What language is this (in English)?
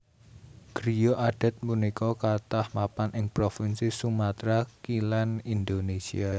Javanese